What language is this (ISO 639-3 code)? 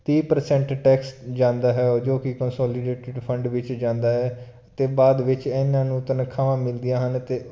pan